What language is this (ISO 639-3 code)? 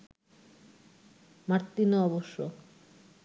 ben